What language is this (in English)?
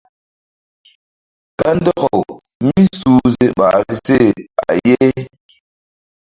Mbum